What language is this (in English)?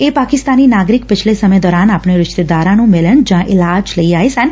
Punjabi